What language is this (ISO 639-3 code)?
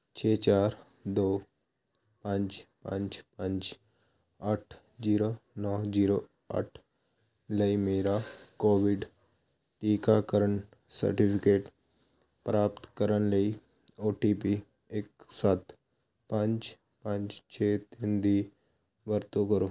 pan